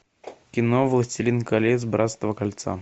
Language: Russian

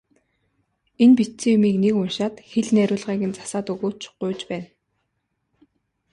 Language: Mongolian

